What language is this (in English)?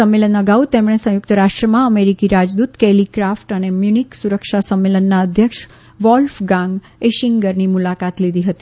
Gujarati